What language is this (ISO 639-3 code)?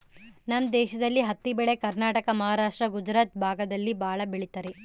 kan